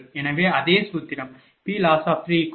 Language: Tamil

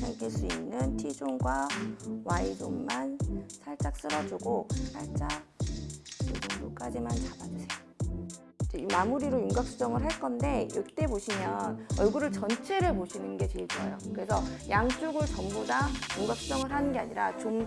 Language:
Korean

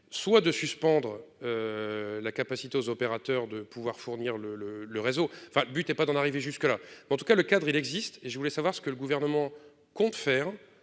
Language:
French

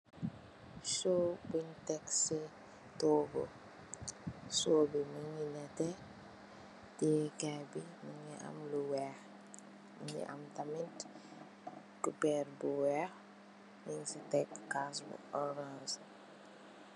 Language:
Wolof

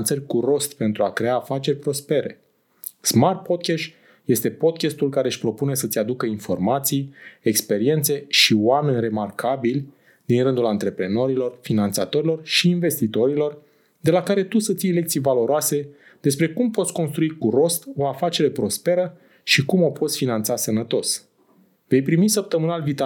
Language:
Romanian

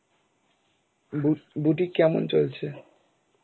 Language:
Bangla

